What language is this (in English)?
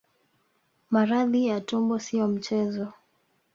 Swahili